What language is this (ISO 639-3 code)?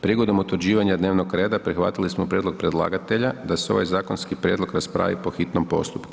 hrv